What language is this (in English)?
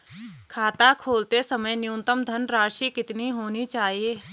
Hindi